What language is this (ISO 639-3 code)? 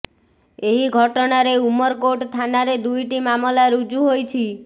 ori